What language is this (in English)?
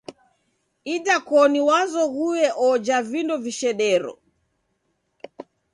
Taita